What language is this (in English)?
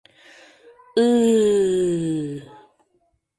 Mari